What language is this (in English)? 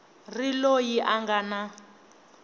Tsonga